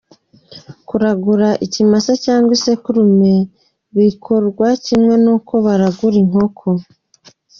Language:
Kinyarwanda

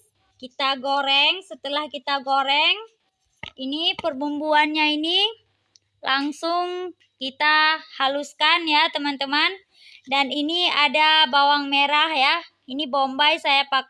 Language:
Indonesian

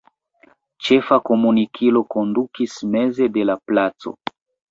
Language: Esperanto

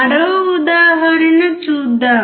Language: Telugu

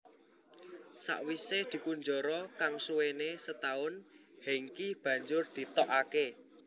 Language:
Javanese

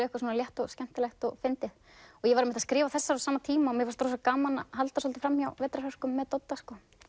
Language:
Icelandic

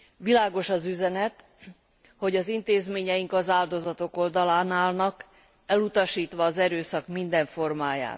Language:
Hungarian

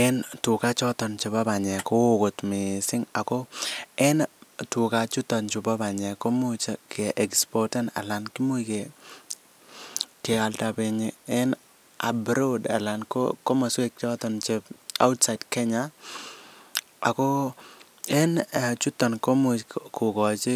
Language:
Kalenjin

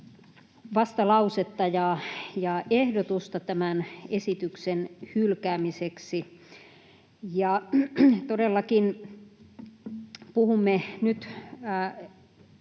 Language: Finnish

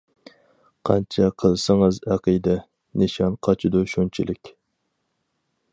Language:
Uyghur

